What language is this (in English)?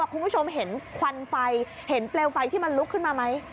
Thai